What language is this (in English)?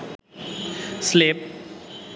Bangla